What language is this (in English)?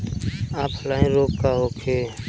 Bhojpuri